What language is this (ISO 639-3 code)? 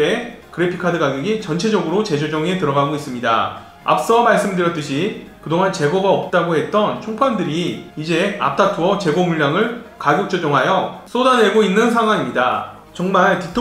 kor